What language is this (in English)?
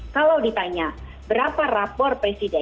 Indonesian